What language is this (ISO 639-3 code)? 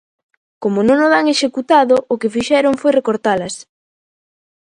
glg